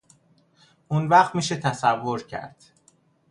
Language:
Persian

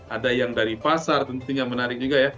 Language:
Indonesian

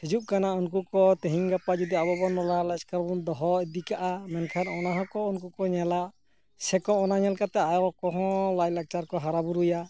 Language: Santali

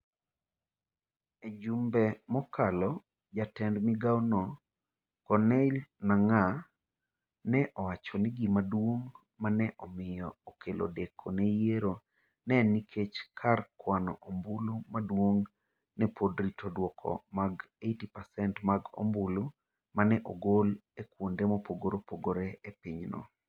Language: Luo (Kenya and Tanzania)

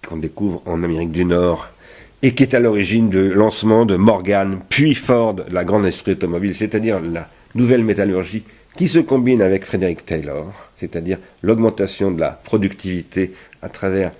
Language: French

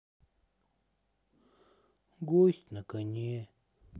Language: Russian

